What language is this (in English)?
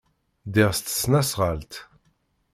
Kabyle